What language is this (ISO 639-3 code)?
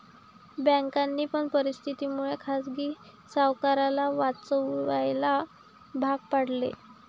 mar